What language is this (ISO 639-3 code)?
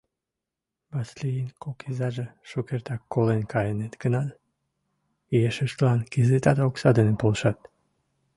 chm